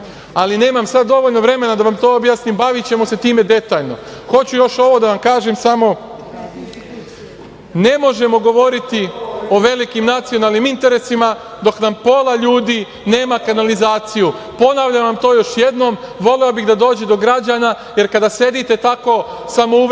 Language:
Serbian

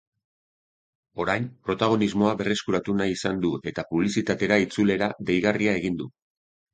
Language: Basque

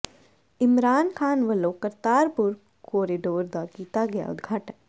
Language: Punjabi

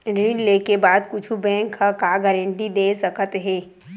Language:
Chhattisgarhi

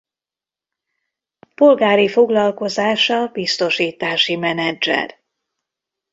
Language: Hungarian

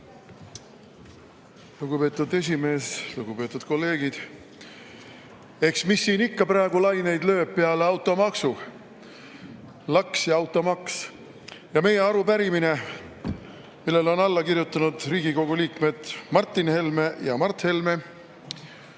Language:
Estonian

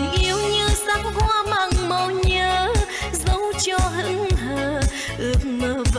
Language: Vietnamese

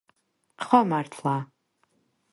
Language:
Georgian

